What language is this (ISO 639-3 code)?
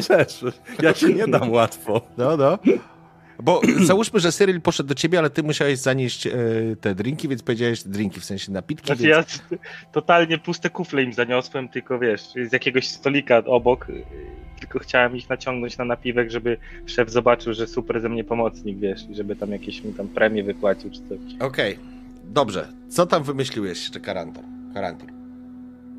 pol